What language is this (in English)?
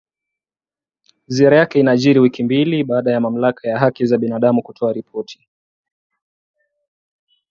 Swahili